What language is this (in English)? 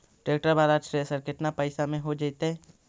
Magahi